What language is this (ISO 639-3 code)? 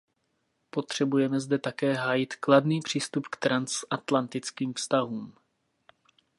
ces